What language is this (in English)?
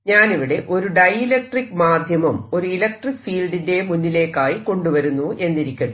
Malayalam